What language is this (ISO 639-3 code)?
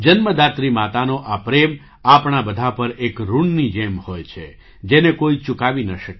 guj